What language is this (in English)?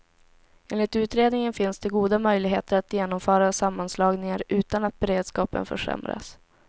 Swedish